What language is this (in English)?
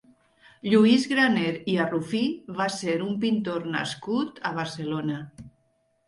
Catalan